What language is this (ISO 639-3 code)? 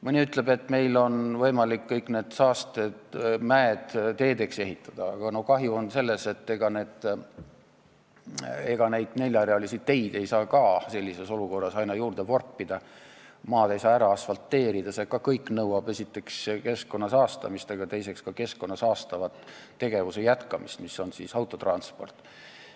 est